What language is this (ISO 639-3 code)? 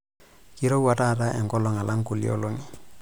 mas